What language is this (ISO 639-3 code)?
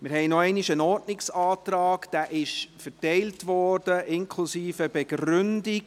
gsw